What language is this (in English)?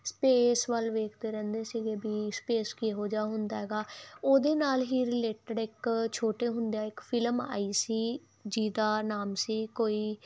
Punjabi